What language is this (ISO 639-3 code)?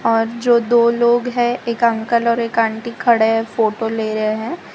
hin